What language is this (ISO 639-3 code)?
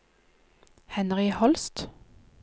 nor